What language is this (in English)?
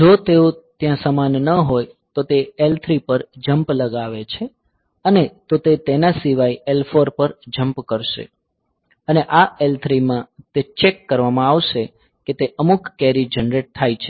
Gujarati